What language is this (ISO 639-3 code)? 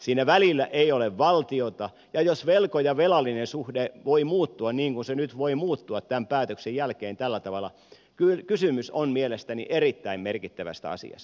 fin